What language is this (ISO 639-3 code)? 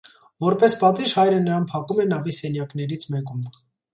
hye